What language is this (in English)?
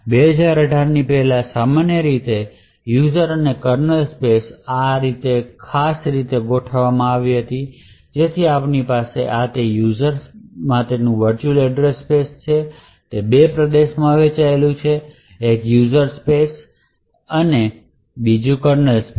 Gujarati